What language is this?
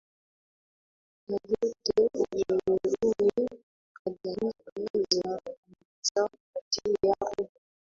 Swahili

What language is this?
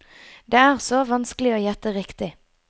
Norwegian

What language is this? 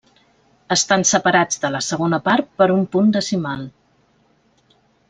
Catalan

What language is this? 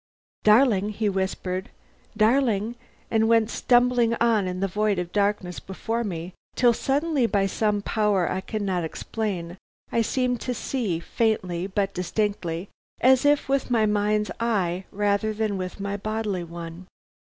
English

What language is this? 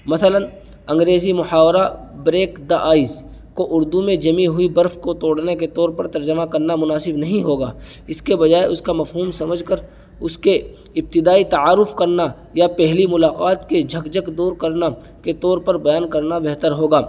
Urdu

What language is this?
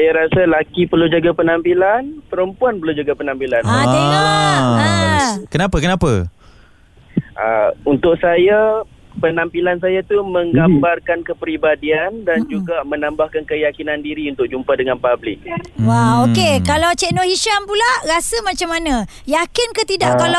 Malay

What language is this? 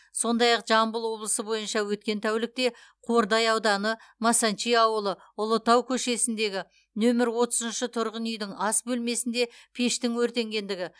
Kazakh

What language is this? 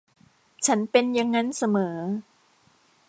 Thai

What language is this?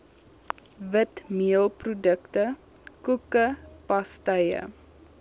Afrikaans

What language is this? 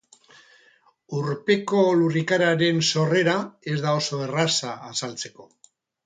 Basque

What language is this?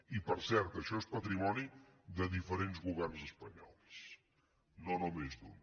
Catalan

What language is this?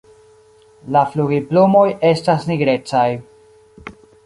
Esperanto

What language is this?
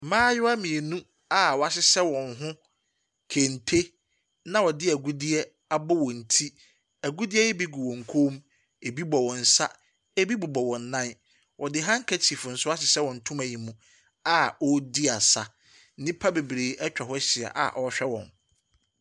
Akan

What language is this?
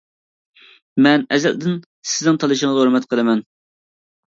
Uyghur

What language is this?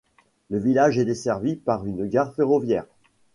French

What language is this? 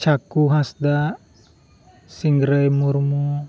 Santali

